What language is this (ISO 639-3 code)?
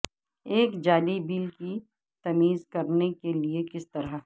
urd